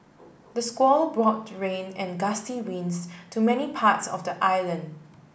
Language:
English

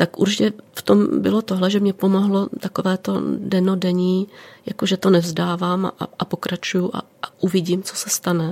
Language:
Czech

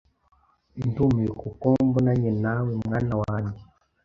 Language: Kinyarwanda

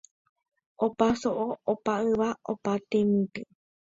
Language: Guarani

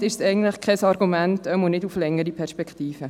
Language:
Swiss German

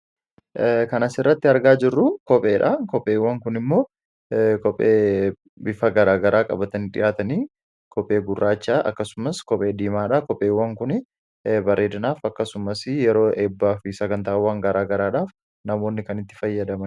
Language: Oromo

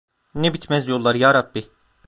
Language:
Turkish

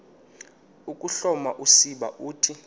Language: Xhosa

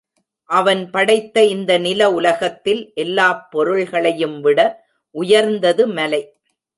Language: Tamil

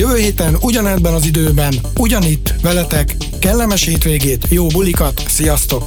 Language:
Hungarian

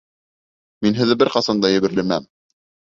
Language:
Bashkir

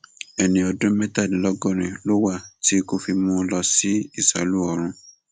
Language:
Yoruba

